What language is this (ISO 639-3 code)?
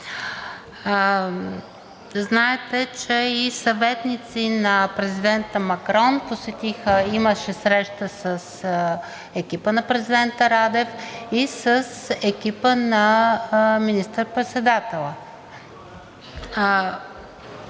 bul